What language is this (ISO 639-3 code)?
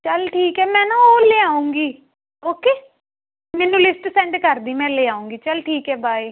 pan